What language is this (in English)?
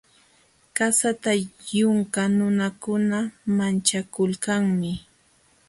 Jauja Wanca Quechua